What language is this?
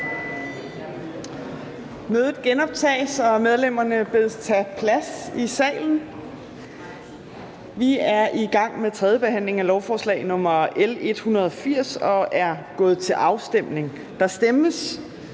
Danish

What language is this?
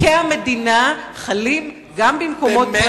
Hebrew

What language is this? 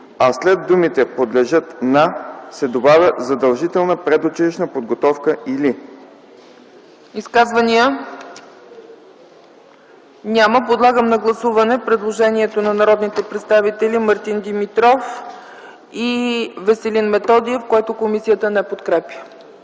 Bulgarian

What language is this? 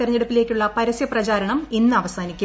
Malayalam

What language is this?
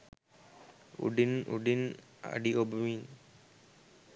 Sinhala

